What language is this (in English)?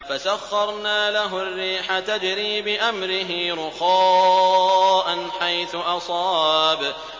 Arabic